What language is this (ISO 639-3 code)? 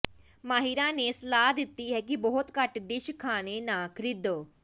pan